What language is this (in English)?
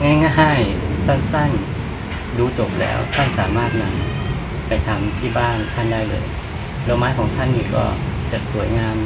Thai